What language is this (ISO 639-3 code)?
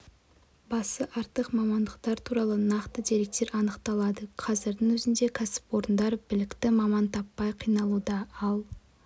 kaz